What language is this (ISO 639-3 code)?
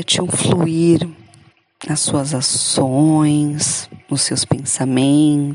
por